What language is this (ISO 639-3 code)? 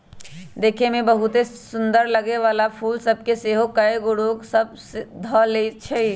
mag